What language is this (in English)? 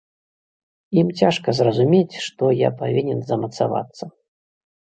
Belarusian